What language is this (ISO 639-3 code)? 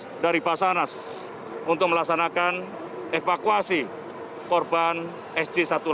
ind